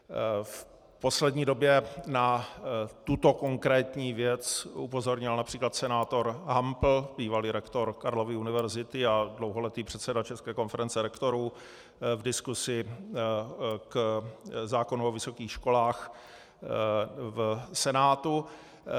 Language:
Czech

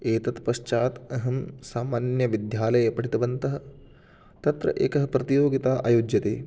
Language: Sanskrit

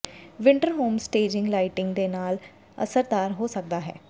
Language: Punjabi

